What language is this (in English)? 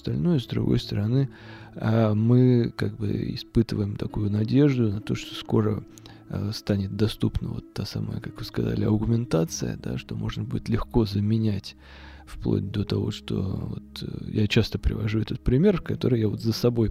Russian